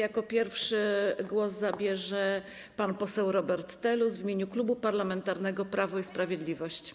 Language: Polish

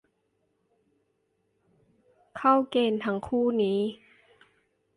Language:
Thai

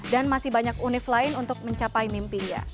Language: Indonesian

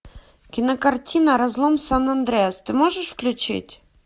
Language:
Russian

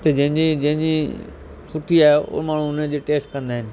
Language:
Sindhi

